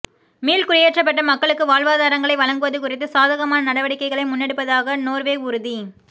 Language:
Tamil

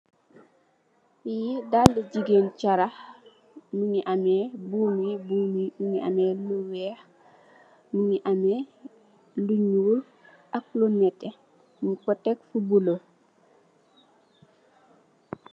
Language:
Wolof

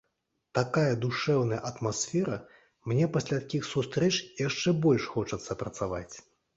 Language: Belarusian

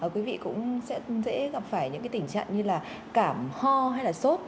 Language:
Vietnamese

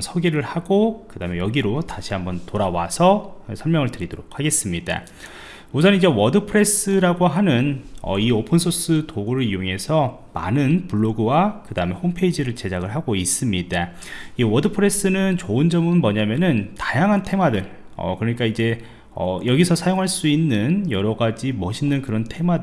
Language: Korean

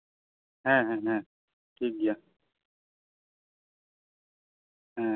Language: Santali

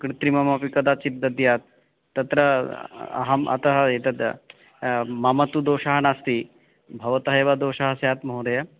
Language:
Sanskrit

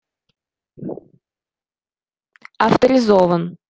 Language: Russian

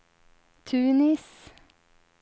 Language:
Swedish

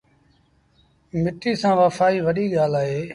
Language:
Sindhi Bhil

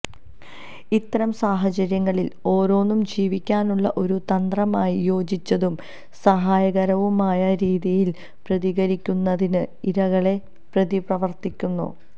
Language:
Malayalam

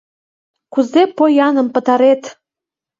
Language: Mari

